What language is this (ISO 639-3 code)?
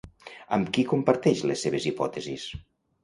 cat